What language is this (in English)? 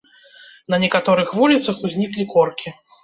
Belarusian